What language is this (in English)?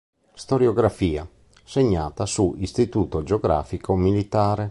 Italian